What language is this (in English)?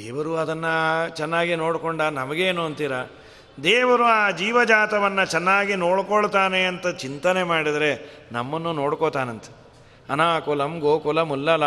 Kannada